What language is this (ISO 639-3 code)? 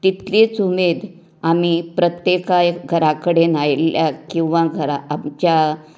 kok